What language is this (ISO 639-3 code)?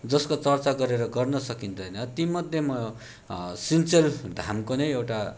nep